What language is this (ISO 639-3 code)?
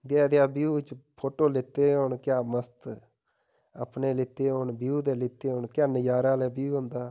doi